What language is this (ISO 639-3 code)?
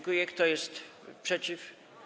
pol